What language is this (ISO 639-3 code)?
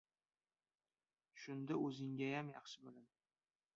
uzb